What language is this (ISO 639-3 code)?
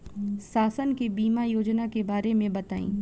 bho